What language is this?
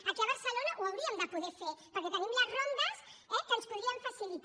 Catalan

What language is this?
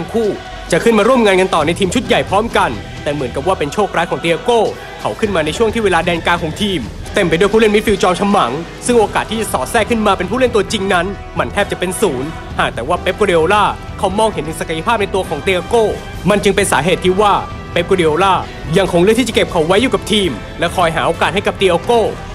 Thai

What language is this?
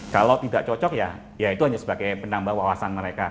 Indonesian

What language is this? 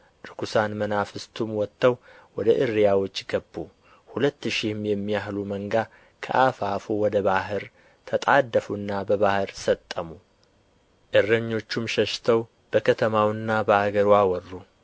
Amharic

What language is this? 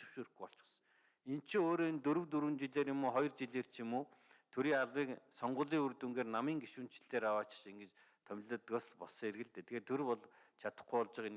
Turkish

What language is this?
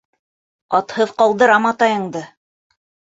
Bashkir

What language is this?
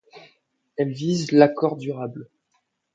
French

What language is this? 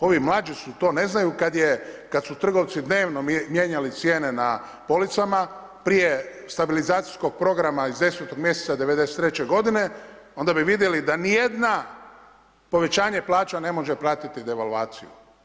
Croatian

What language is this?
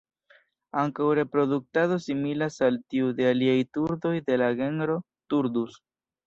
Esperanto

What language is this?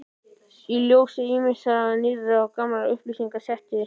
Icelandic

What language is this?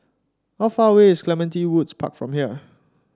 English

